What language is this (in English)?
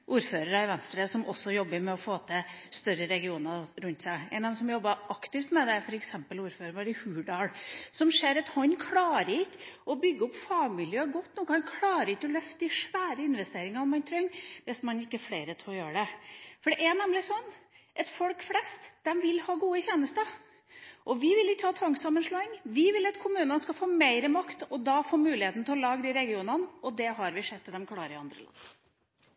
Norwegian Bokmål